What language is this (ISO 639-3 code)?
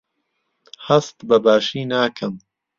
ckb